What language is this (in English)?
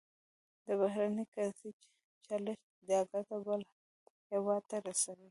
Pashto